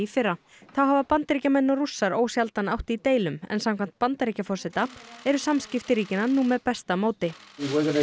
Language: Icelandic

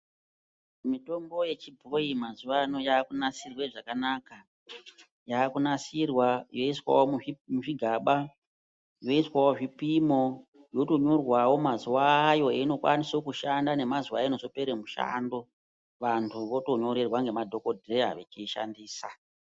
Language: Ndau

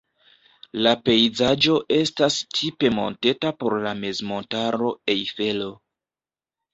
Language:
Esperanto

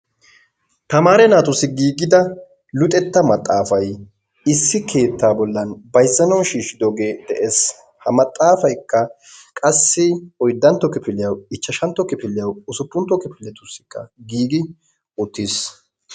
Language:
Wolaytta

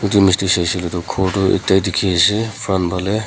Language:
Naga Pidgin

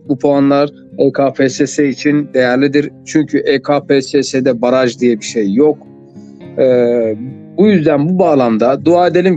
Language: Turkish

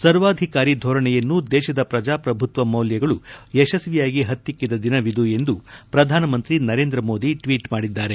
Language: Kannada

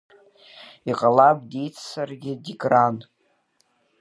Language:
Abkhazian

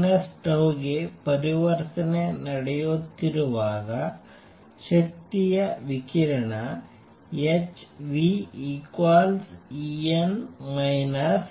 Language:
Kannada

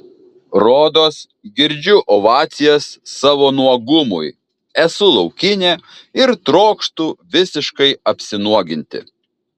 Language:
Lithuanian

